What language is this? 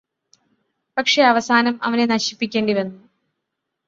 Malayalam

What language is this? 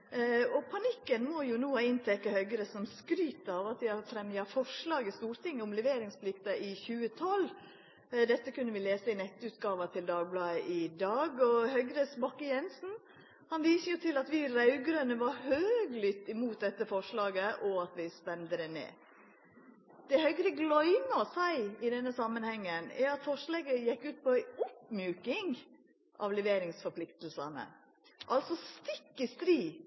Norwegian Nynorsk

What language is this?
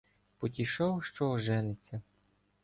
Ukrainian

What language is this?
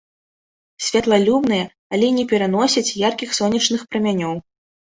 Belarusian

